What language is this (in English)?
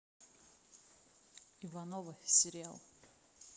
Russian